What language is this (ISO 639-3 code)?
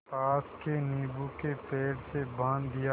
hin